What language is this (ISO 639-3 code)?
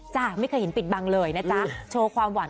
tha